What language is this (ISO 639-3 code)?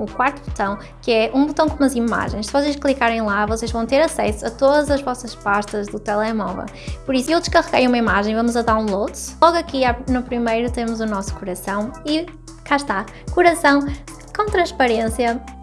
por